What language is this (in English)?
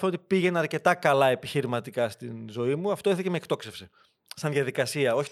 Greek